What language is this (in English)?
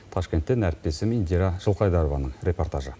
Kazakh